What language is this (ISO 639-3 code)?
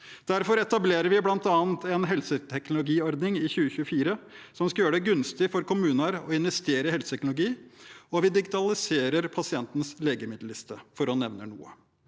nor